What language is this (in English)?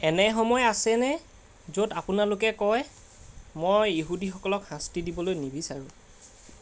Assamese